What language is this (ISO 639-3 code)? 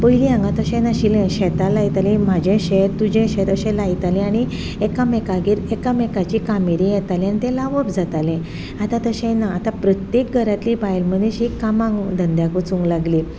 kok